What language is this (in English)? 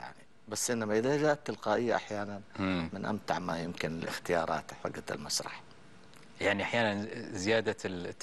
Arabic